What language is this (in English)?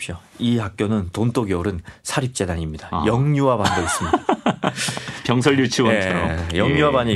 Korean